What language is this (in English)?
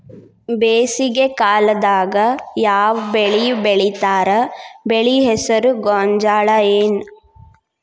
Kannada